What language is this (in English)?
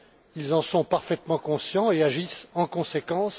French